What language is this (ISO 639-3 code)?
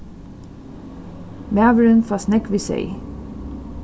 fao